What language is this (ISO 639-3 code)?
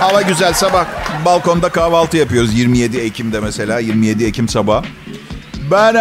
tur